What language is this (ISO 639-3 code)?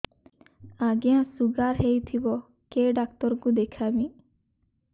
ori